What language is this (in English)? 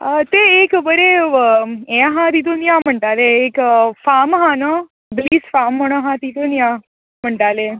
Konkani